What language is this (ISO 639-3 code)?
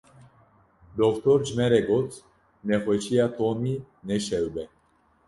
kur